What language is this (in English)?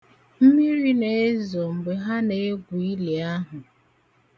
Igbo